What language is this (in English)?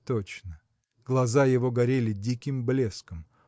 Russian